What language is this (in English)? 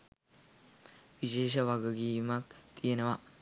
Sinhala